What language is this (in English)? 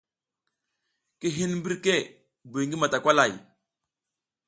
South Giziga